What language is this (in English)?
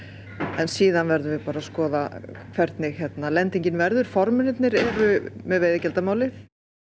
Icelandic